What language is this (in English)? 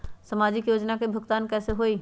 Magahi